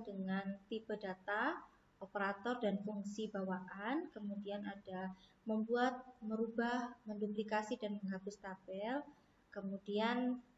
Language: Indonesian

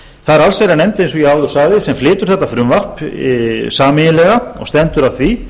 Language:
Icelandic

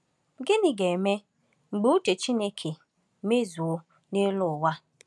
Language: Igbo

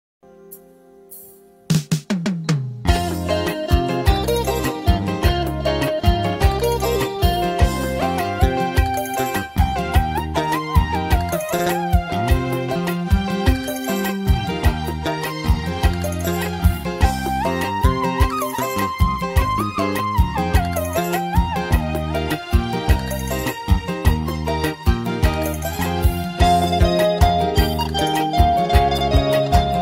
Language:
Arabic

